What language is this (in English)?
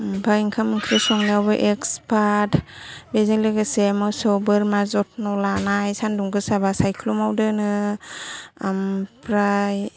Bodo